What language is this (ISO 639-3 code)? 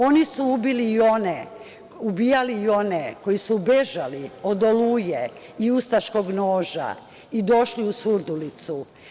srp